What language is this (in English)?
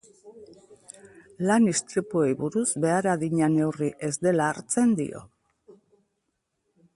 Basque